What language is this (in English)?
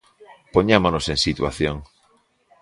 Galician